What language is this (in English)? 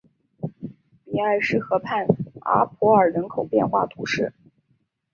Chinese